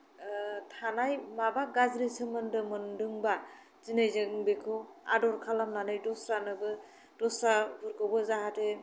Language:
Bodo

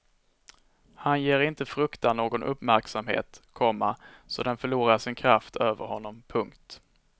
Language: Swedish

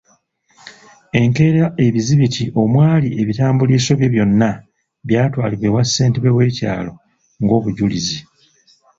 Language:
Ganda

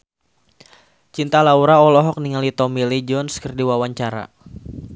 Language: Sundanese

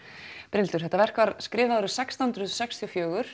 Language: Icelandic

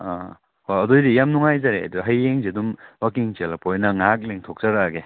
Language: Manipuri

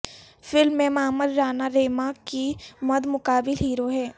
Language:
Urdu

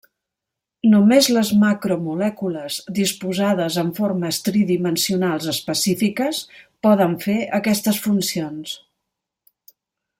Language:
Catalan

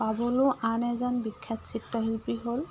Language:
Assamese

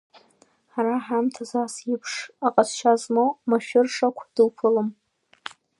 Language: Abkhazian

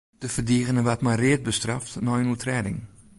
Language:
Western Frisian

